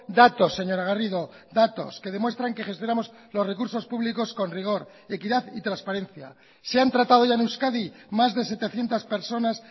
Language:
Spanish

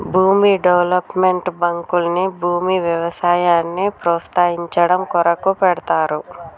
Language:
Telugu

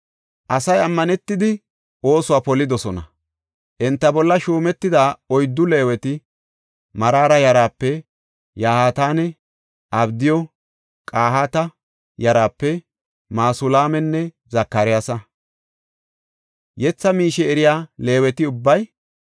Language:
Gofa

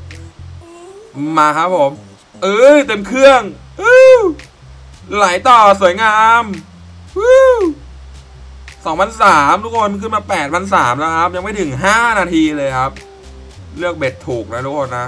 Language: Thai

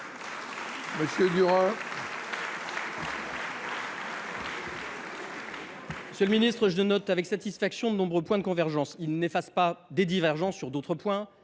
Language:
French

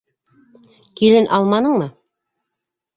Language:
Bashkir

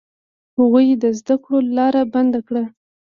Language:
Pashto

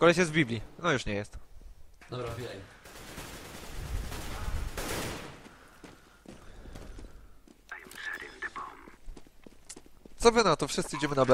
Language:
Polish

